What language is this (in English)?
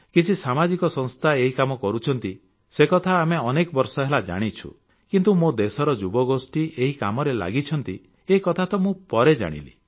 Odia